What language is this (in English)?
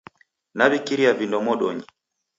Taita